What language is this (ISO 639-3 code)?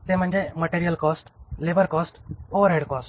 mar